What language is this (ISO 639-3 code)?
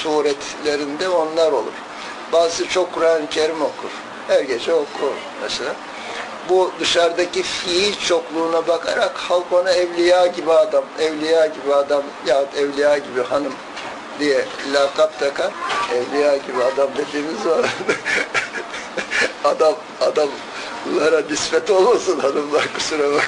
tur